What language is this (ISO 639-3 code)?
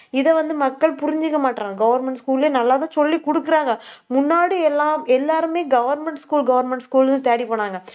tam